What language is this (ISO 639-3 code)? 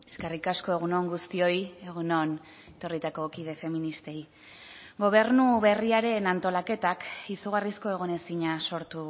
eus